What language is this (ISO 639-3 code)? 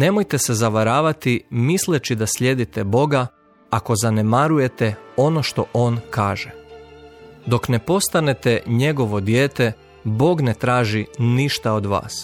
hrv